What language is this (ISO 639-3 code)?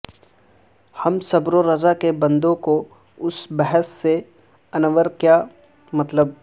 urd